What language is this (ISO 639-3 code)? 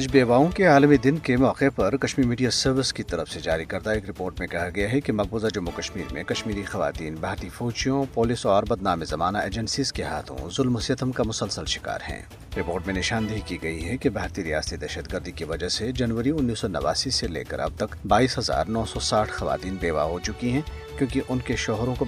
urd